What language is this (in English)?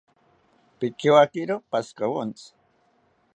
South Ucayali Ashéninka